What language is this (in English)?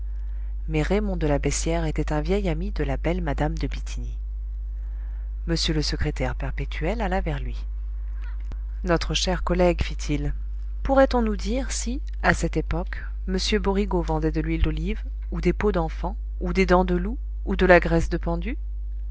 French